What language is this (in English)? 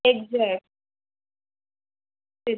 Marathi